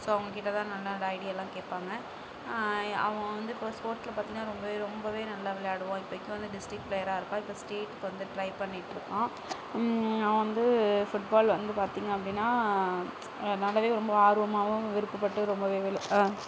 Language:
Tamil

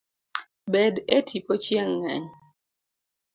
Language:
Luo (Kenya and Tanzania)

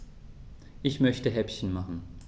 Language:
German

